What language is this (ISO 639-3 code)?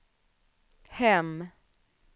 swe